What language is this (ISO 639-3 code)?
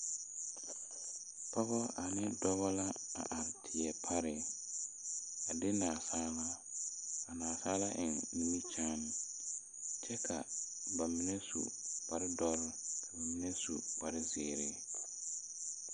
dga